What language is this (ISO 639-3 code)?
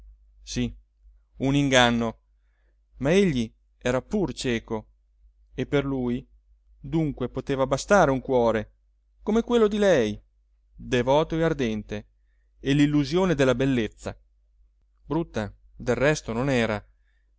ita